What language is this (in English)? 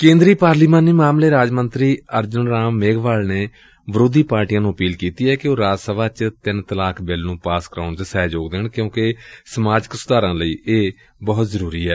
Punjabi